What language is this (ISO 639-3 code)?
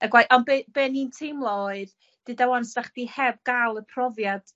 cym